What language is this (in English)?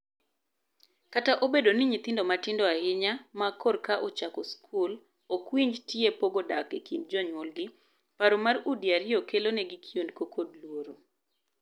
Luo (Kenya and Tanzania)